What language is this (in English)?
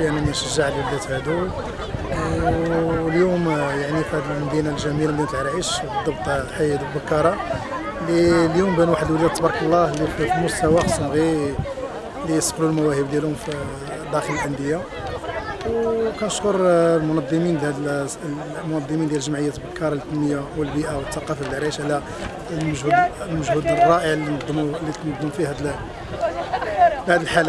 Arabic